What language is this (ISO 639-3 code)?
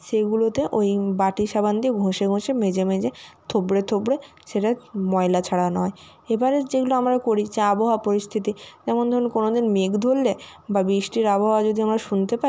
ben